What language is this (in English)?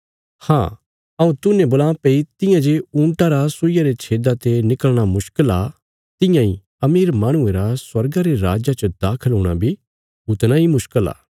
Bilaspuri